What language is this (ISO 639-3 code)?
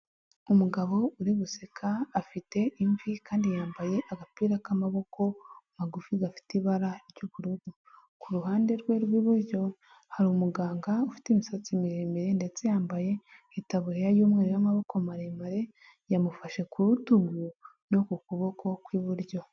kin